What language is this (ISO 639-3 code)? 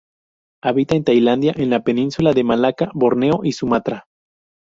spa